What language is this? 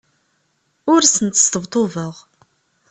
Kabyle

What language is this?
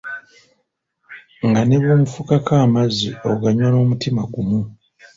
Ganda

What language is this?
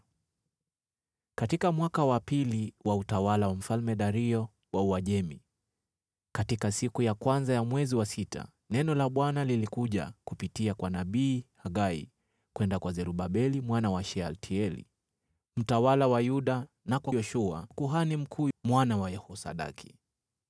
Swahili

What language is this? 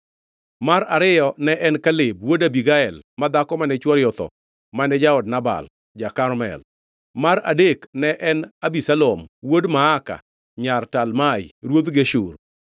Luo (Kenya and Tanzania)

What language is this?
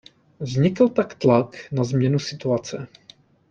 Czech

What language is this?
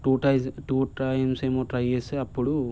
Telugu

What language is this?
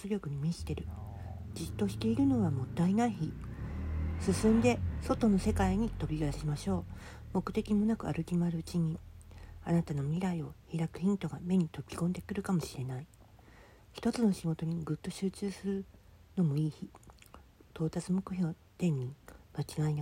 Japanese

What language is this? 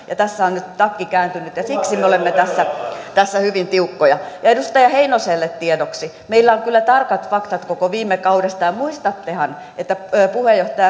Finnish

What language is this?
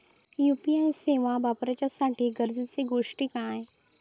Marathi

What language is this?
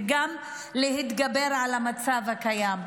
Hebrew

